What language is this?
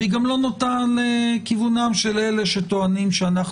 Hebrew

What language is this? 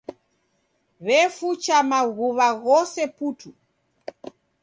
Taita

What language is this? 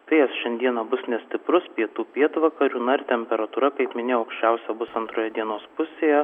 Lithuanian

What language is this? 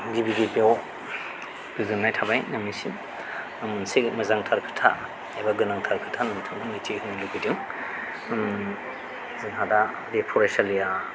Bodo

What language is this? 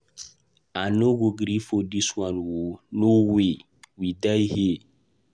Nigerian Pidgin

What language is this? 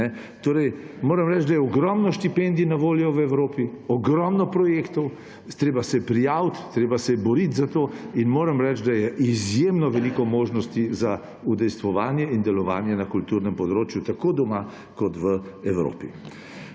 Slovenian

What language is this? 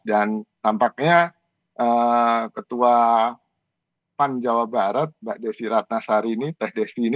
Indonesian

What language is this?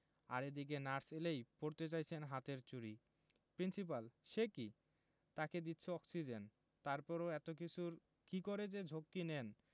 Bangla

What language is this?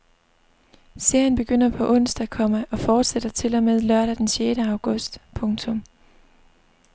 Danish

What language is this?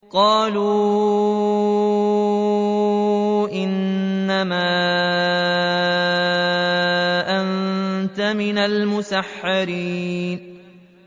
Arabic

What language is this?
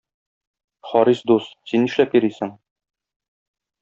Tatar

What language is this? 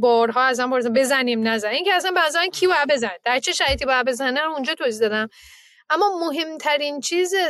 Persian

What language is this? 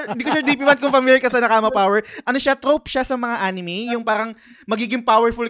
Filipino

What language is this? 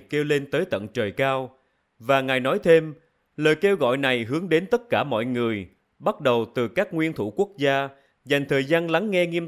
Vietnamese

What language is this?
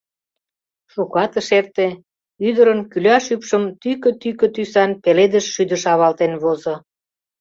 Mari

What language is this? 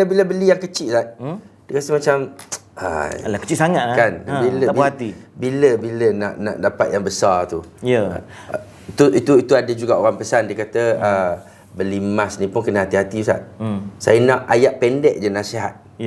Malay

